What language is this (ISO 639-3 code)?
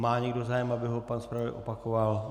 ces